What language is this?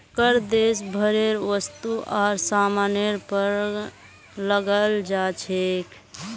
Magahi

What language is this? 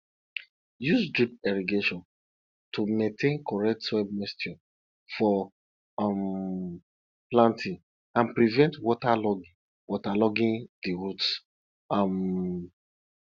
Nigerian Pidgin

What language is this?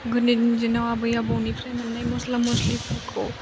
Bodo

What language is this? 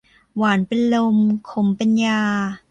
Thai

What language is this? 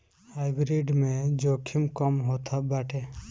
Bhojpuri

